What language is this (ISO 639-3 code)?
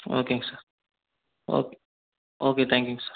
tam